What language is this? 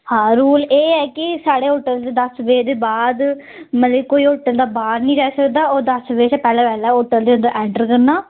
Dogri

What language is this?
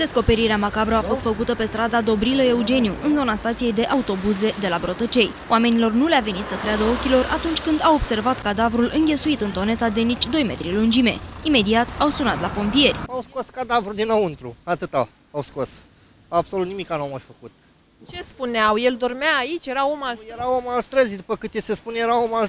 Romanian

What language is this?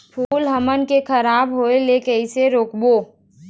Chhattisgarhi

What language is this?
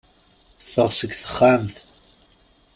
Kabyle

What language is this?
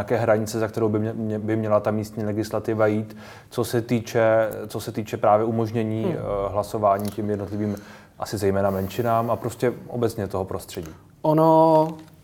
Czech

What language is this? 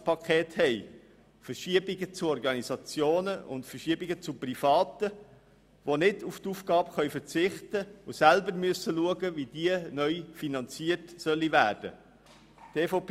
Swiss German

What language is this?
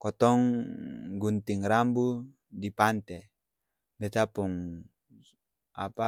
Ambonese Malay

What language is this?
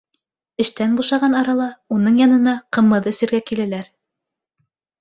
Bashkir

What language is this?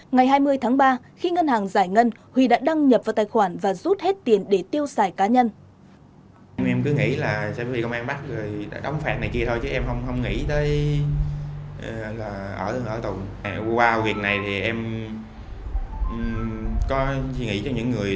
Vietnamese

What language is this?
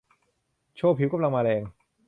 Thai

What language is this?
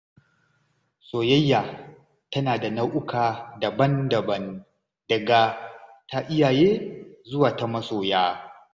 Hausa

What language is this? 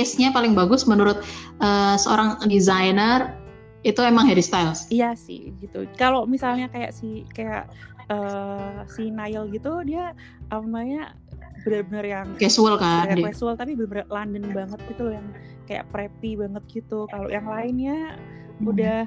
Indonesian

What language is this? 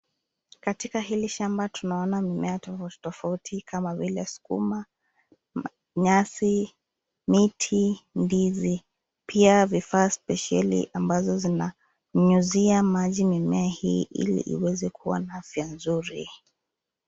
Swahili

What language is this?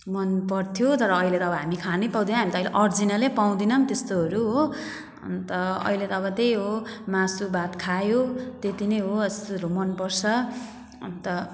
Nepali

